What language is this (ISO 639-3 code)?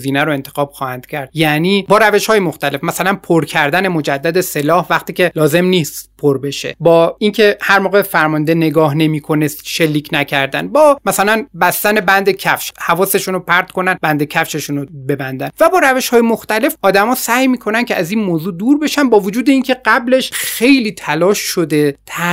fas